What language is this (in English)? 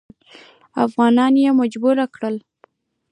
Pashto